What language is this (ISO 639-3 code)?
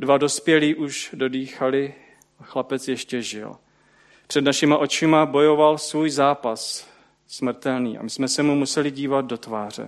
ces